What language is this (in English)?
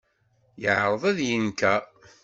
Kabyle